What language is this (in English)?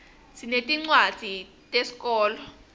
Swati